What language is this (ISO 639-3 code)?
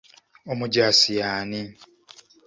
lug